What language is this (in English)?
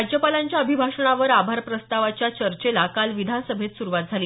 Marathi